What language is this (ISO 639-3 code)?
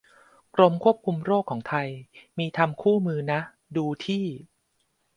tha